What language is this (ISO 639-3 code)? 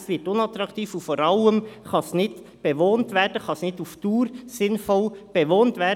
gsw